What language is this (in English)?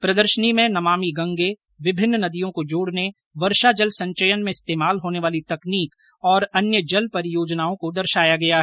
Hindi